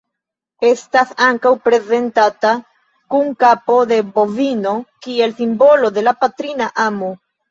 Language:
Esperanto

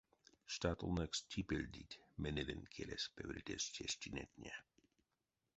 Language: Erzya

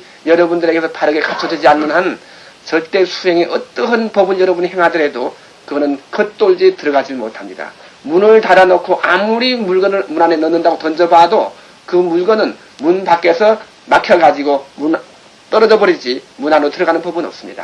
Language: Korean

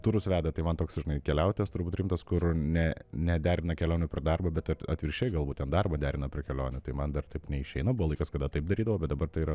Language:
Lithuanian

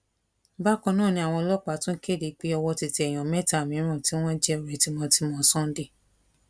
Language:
Yoruba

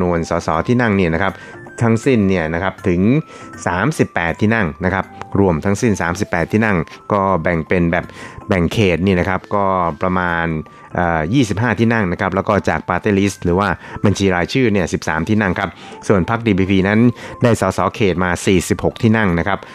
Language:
Thai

